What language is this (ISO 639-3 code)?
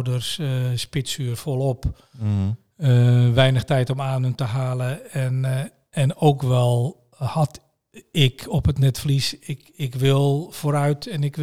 nld